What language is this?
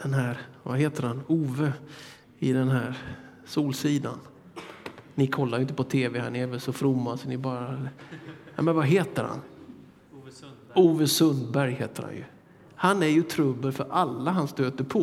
Swedish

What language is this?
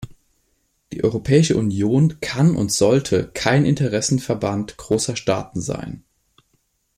German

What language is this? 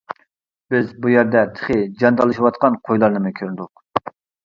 Uyghur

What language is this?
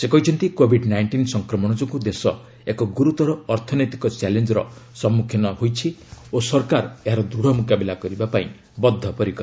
Odia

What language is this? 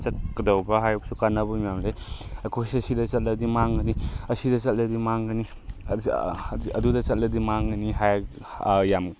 Manipuri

